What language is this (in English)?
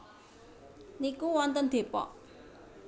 Javanese